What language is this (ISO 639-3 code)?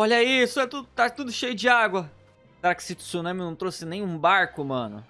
por